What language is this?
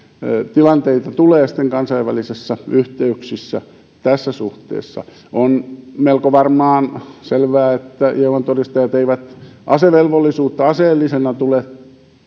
Finnish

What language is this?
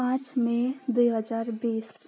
Nepali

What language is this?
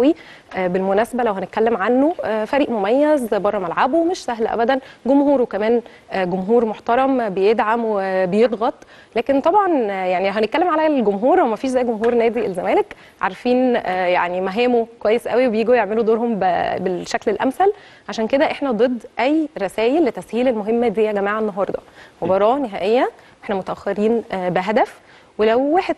Arabic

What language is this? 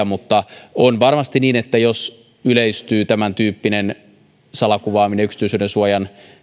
Finnish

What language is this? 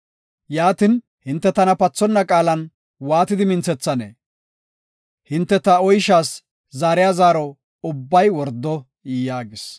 Gofa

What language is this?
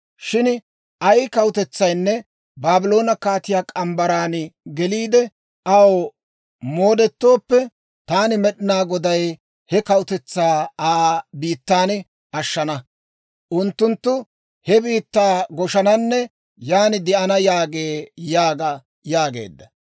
Dawro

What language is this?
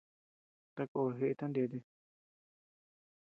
Tepeuxila Cuicatec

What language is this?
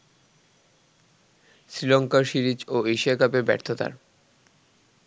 Bangla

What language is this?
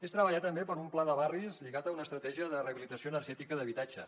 Catalan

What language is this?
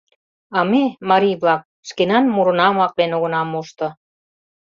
Mari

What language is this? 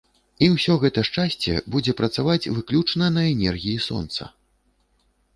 Belarusian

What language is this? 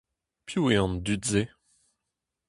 Breton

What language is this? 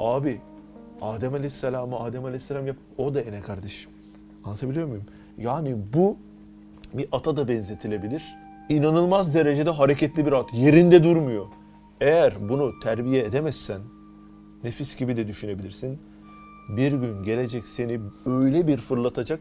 Turkish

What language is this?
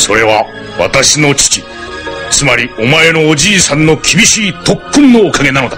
Japanese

